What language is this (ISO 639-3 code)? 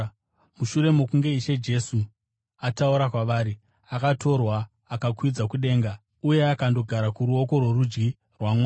sna